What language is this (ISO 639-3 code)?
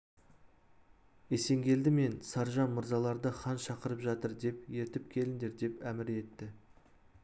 kaz